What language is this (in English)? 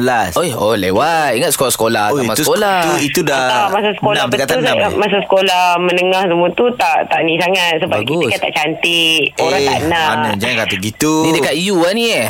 Malay